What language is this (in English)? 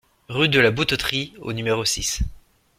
French